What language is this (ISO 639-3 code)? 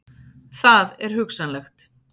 isl